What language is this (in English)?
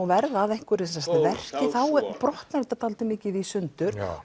Icelandic